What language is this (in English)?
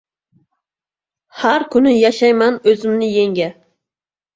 Uzbek